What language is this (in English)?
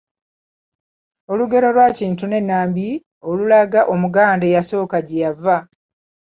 Ganda